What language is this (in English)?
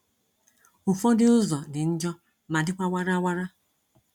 Igbo